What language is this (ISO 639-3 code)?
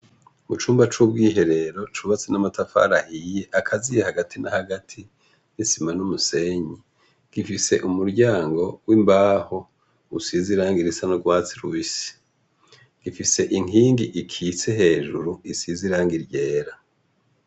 run